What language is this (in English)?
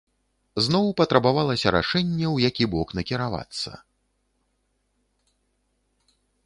Belarusian